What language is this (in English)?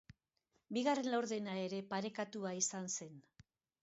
Basque